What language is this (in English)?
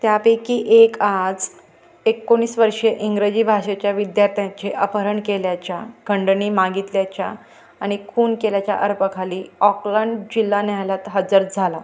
Marathi